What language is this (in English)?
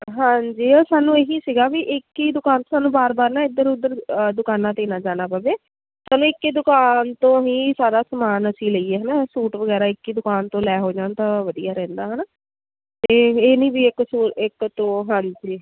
Punjabi